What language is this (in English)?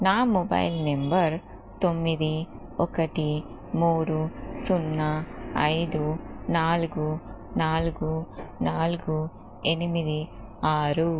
Telugu